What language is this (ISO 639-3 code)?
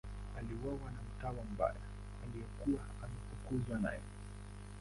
swa